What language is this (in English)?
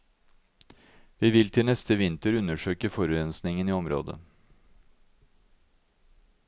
Norwegian